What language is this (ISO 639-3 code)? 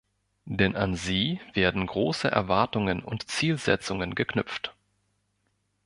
deu